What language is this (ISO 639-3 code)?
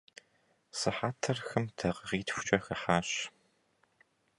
kbd